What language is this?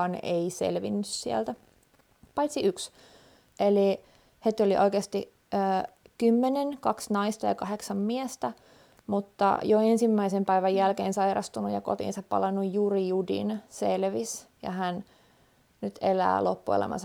Finnish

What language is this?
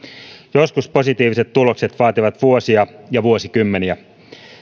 Finnish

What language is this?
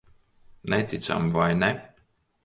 Latvian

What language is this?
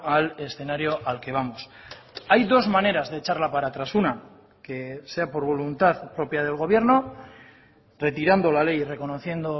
Spanish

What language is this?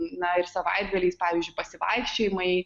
Lithuanian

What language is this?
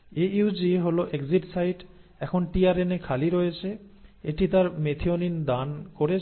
Bangla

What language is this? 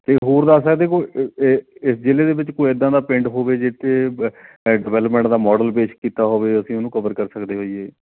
Punjabi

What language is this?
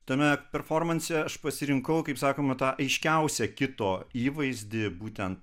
Lithuanian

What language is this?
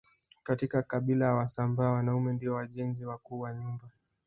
Swahili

